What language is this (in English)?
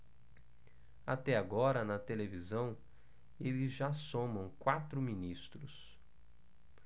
Portuguese